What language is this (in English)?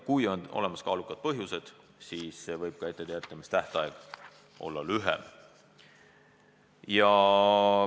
Estonian